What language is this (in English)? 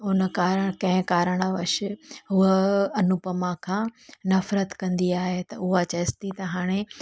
Sindhi